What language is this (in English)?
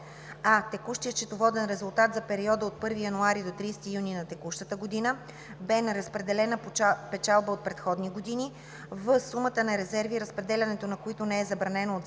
Bulgarian